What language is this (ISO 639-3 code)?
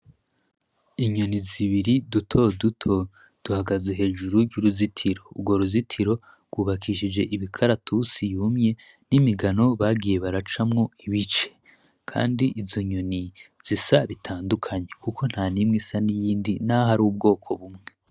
run